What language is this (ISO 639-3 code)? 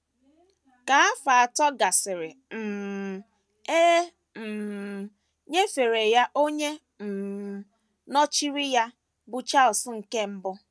ibo